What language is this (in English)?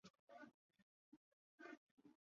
Chinese